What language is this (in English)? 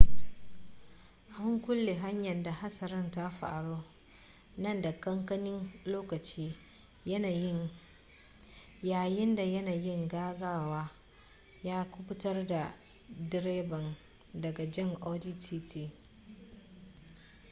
Hausa